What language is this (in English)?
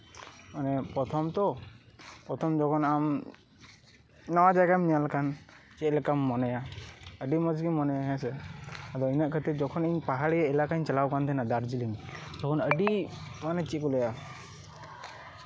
Santali